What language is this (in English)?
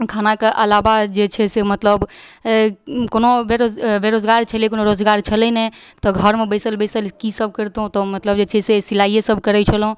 Maithili